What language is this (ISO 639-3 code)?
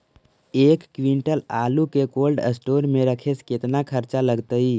mag